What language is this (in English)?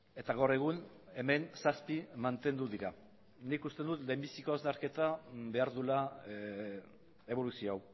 Basque